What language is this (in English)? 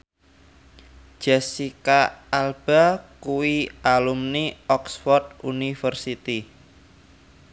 Javanese